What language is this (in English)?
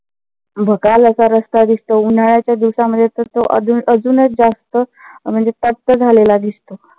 Marathi